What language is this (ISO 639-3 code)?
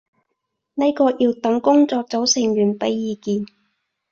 yue